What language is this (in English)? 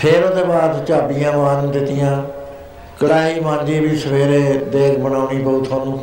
Punjabi